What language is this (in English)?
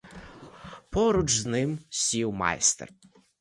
Ukrainian